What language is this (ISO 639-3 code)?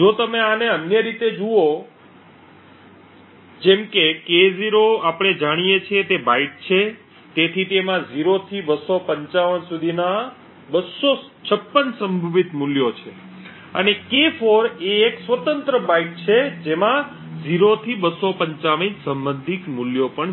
guj